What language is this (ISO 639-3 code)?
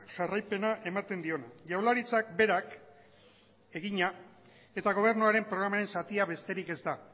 eus